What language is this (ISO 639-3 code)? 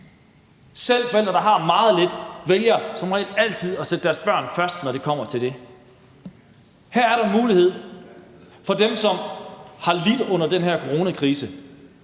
dan